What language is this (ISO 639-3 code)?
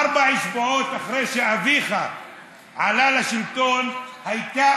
heb